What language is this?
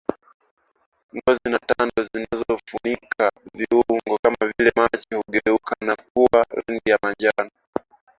Swahili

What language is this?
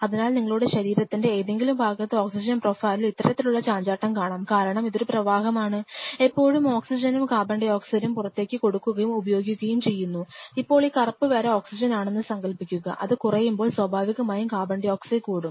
Malayalam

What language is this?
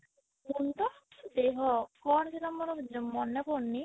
Odia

